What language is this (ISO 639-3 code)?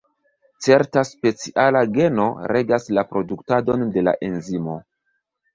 epo